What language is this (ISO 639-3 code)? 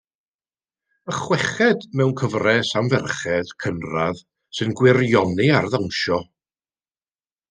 cym